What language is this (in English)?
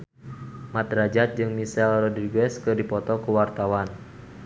Sundanese